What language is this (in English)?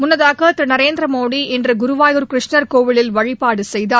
Tamil